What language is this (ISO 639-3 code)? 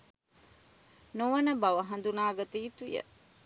sin